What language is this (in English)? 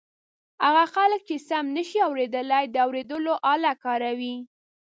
Pashto